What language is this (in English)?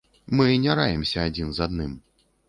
Belarusian